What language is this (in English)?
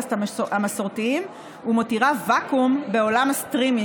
Hebrew